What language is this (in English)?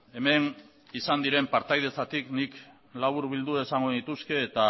Basque